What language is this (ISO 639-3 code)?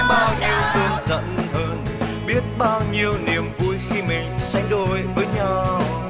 vie